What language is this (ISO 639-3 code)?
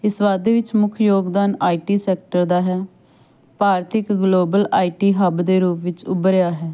pan